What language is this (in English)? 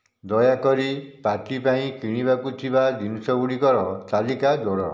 Odia